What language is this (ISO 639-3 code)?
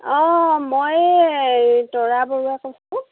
asm